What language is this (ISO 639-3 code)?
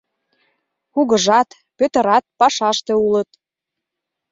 chm